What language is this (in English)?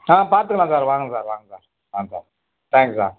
Tamil